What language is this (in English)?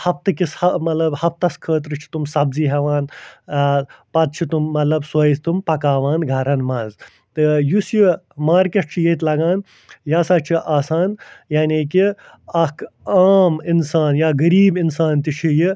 Kashmiri